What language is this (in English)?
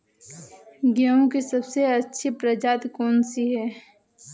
Hindi